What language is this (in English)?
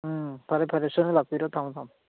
Manipuri